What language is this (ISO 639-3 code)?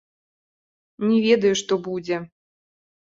bel